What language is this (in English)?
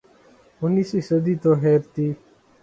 Urdu